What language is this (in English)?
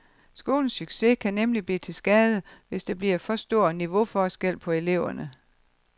Danish